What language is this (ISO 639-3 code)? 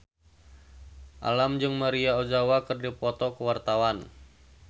sun